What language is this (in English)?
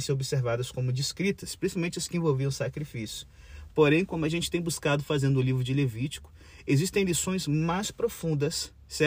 Portuguese